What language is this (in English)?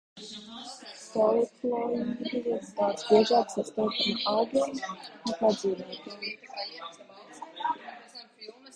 Latvian